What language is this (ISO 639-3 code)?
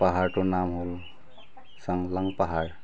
asm